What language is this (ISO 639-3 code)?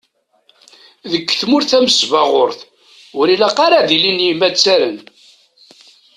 kab